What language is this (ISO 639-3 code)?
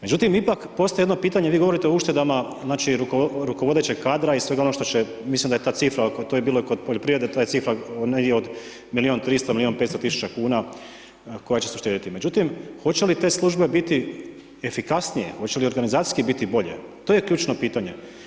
hrv